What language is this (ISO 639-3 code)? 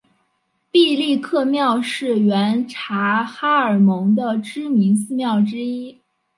zho